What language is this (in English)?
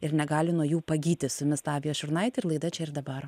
Lithuanian